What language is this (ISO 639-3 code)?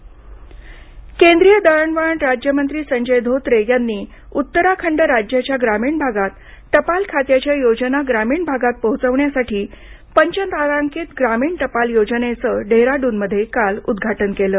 mar